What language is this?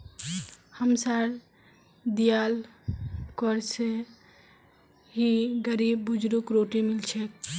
Magahi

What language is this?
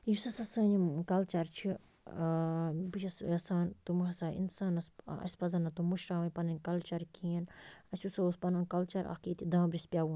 Kashmiri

